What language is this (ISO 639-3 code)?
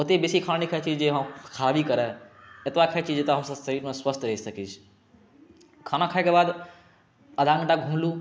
mai